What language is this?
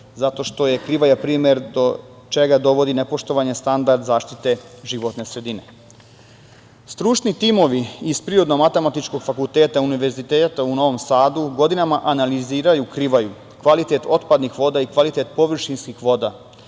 Serbian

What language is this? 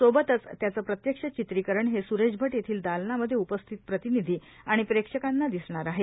Marathi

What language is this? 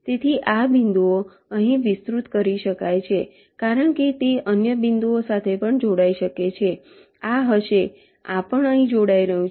Gujarati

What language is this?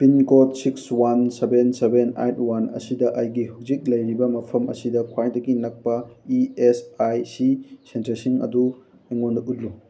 Manipuri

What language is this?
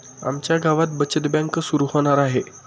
Marathi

